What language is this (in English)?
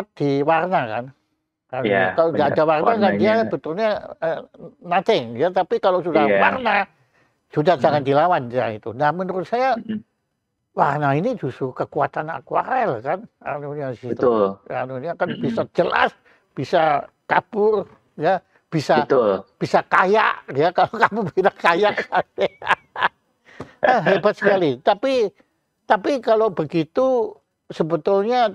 Indonesian